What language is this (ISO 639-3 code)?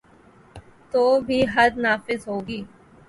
urd